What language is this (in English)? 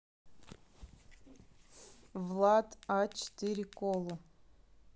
Russian